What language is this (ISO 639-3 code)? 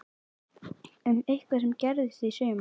isl